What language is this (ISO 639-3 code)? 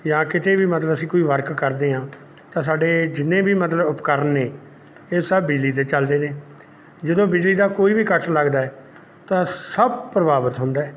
pan